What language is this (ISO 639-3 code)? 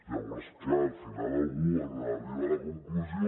cat